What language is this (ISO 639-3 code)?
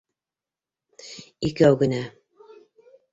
bak